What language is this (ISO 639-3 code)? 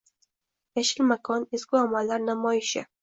uzb